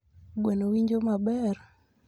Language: Luo (Kenya and Tanzania)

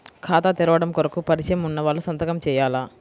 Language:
Telugu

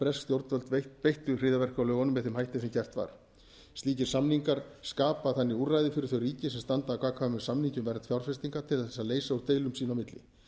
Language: Icelandic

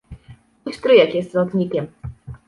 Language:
Polish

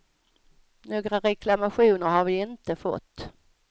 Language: Swedish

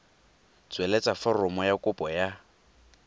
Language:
Tswana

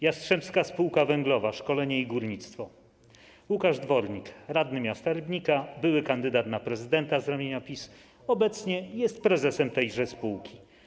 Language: Polish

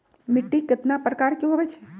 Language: Magahi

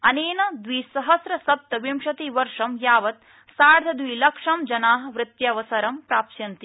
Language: Sanskrit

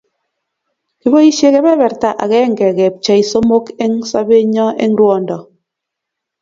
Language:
Kalenjin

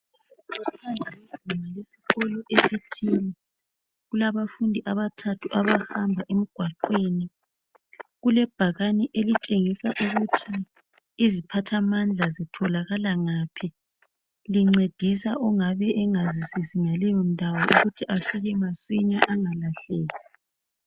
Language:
North Ndebele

